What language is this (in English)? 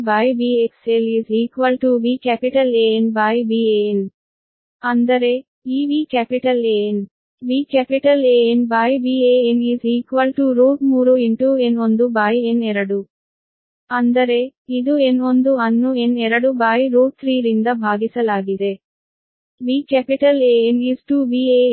Kannada